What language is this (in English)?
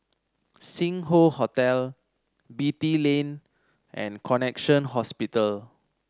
English